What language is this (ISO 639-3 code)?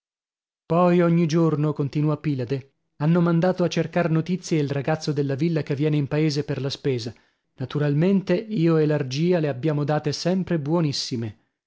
ita